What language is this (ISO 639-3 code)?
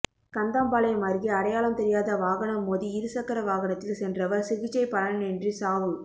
tam